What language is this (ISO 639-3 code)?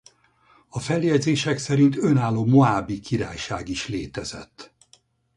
hun